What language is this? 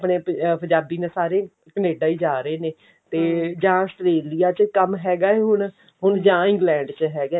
Punjabi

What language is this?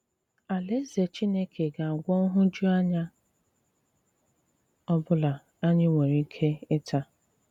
Igbo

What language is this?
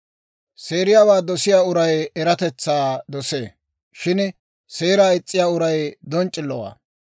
Dawro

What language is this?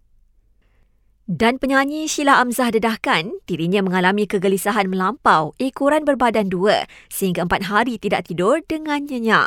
Malay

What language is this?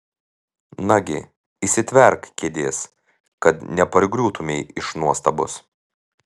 Lithuanian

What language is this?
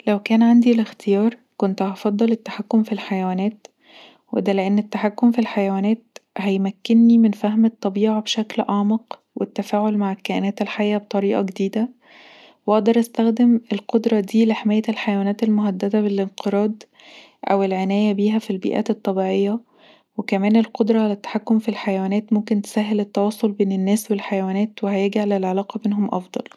Egyptian Arabic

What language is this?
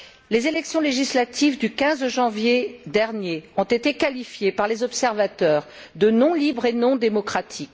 French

